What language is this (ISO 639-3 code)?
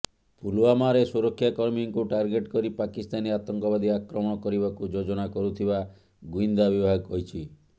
ori